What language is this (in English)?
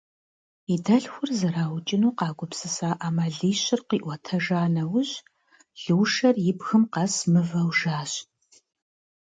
Kabardian